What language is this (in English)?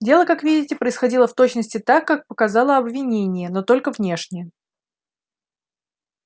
Russian